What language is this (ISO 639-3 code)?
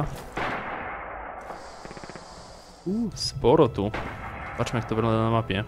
pol